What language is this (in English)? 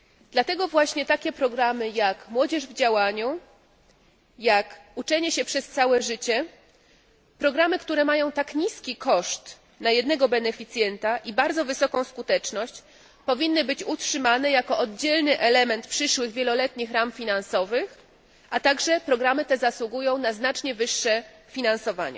Polish